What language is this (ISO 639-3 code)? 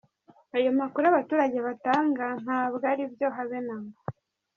kin